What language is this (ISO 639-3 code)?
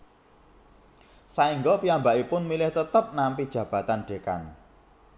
jav